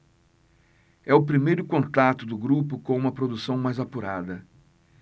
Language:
Portuguese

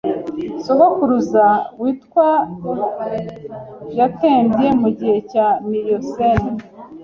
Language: Kinyarwanda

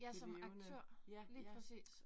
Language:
Danish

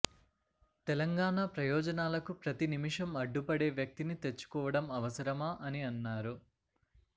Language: Telugu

